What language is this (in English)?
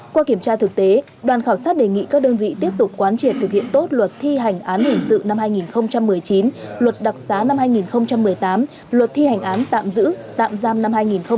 Vietnamese